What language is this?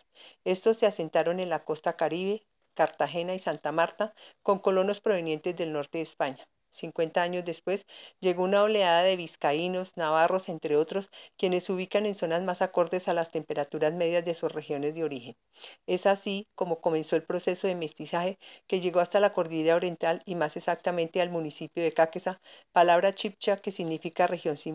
Spanish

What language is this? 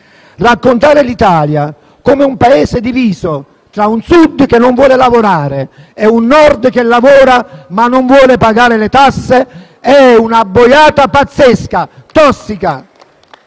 Italian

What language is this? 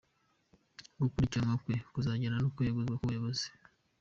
Kinyarwanda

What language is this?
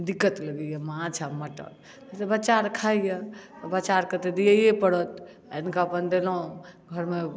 Maithili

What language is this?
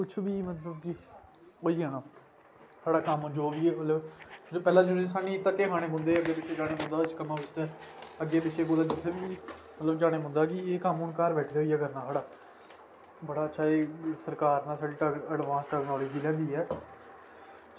Dogri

